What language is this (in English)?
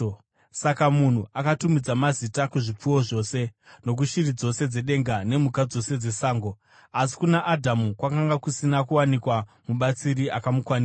Shona